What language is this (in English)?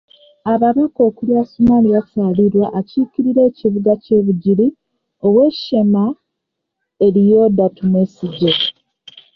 Ganda